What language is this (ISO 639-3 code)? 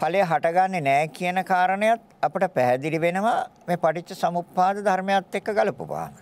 ind